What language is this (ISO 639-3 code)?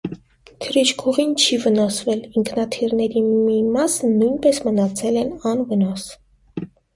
hye